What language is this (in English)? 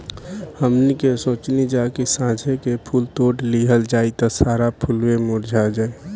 Bhojpuri